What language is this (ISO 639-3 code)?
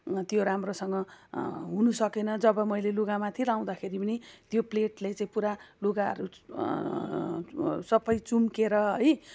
nep